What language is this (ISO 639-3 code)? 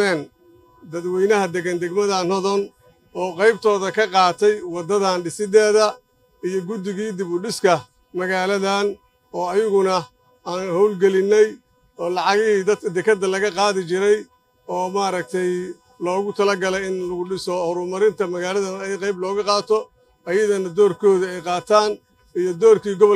ara